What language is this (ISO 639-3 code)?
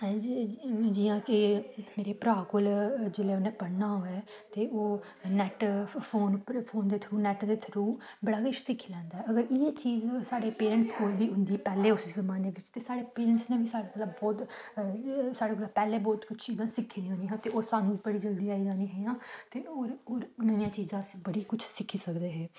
doi